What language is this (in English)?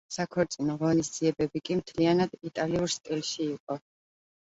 Georgian